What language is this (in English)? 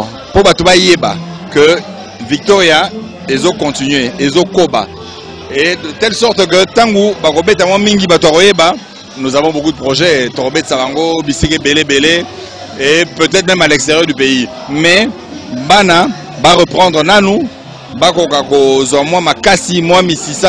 French